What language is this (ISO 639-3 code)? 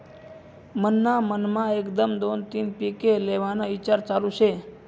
mar